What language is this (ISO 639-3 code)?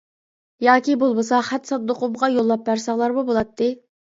uig